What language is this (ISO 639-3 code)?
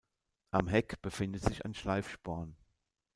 deu